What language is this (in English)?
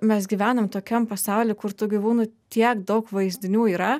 Lithuanian